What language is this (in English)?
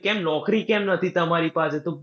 Gujarati